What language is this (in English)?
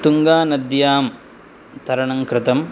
Sanskrit